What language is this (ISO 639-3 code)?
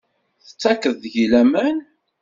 kab